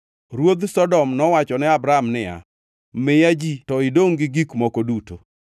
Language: Luo (Kenya and Tanzania)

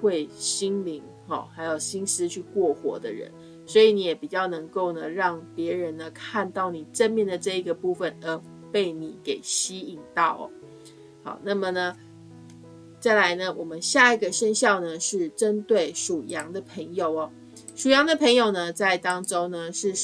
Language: Chinese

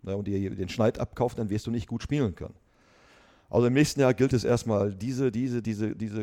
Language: German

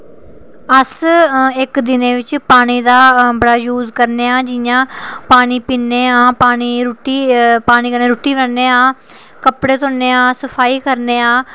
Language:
Dogri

